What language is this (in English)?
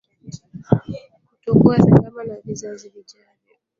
Swahili